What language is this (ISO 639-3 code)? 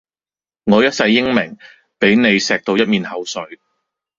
yue